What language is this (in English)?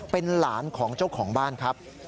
Thai